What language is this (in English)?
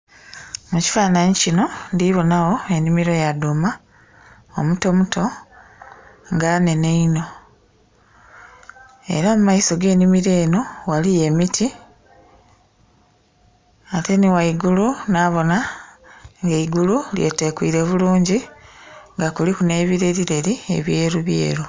Soga